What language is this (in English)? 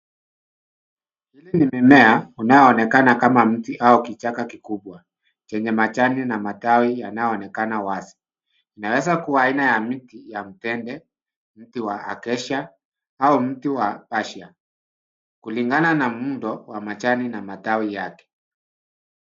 Swahili